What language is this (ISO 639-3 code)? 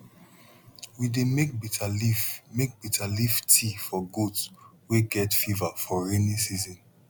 pcm